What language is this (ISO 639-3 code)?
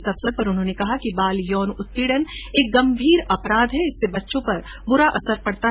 hin